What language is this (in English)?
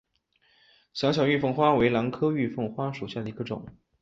Chinese